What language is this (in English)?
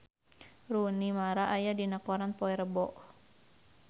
Sundanese